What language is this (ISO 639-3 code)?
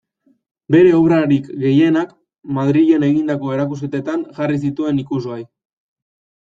eus